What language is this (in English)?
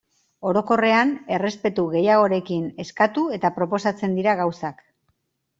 Basque